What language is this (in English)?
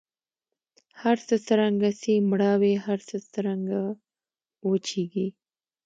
Pashto